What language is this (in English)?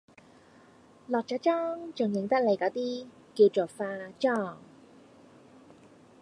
Cantonese